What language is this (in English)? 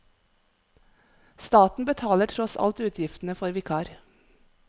Norwegian